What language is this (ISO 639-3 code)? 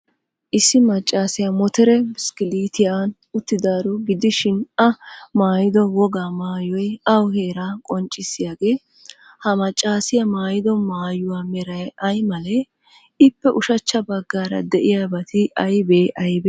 wal